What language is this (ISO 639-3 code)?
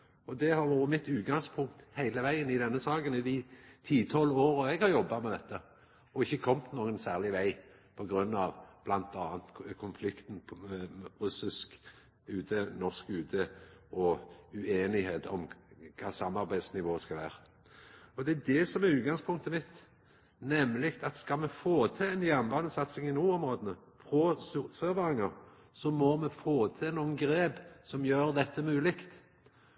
nno